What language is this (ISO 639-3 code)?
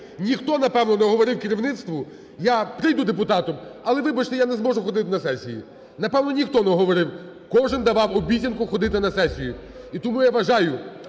ukr